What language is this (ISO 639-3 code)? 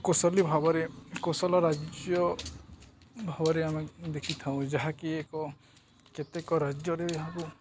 ori